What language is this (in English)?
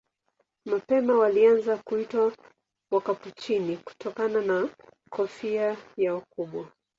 Swahili